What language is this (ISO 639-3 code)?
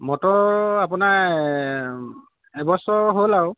asm